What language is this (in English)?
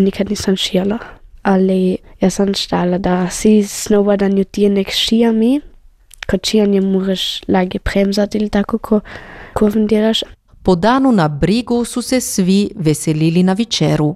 Croatian